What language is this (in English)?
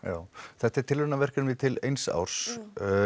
Icelandic